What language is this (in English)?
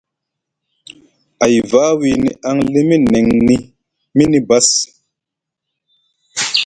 Musgu